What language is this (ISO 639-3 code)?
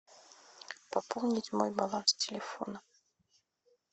rus